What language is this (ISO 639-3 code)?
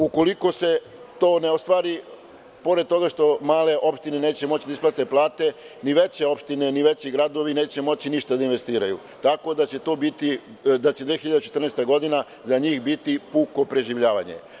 srp